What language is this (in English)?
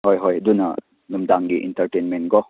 Manipuri